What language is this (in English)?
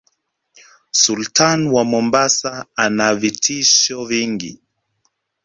Swahili